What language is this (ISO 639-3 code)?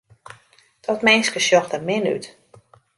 fry